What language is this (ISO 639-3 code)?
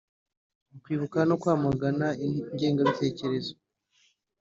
kin